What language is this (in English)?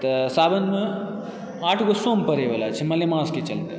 Maithili